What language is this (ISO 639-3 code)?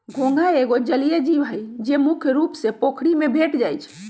mag